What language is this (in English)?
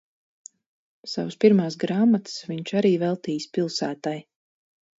Latvian